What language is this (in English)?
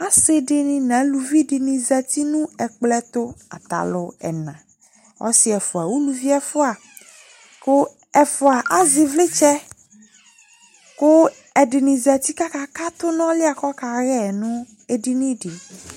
Ikposo